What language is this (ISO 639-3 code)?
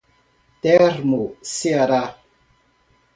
por